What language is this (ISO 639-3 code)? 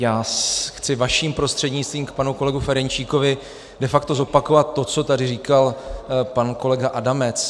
ces